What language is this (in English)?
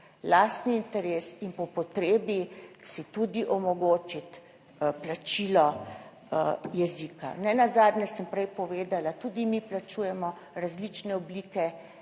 Slovenian